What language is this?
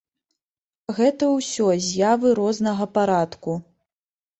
Belarusian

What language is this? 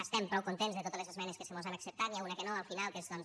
Catalan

